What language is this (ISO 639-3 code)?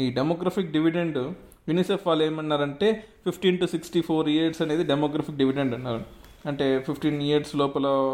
tel